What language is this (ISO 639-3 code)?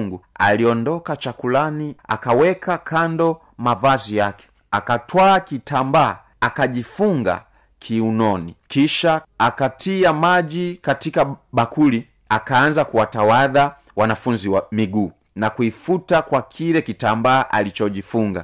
swa